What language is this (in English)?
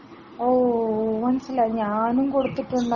Malayalam